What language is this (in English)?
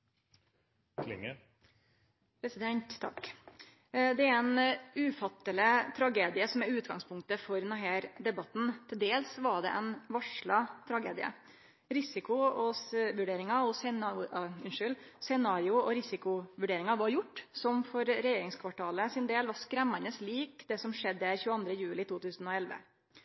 Norwegian Nynorsk